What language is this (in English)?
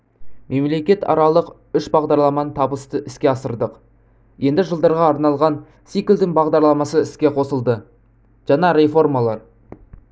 Kazakh